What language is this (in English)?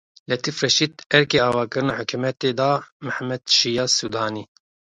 Kurdish